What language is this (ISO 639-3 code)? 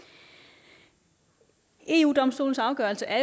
dan